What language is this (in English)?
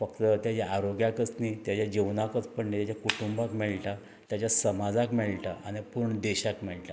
Konkani